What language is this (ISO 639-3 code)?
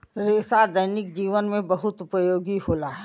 bho